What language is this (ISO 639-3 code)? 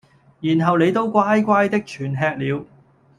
yue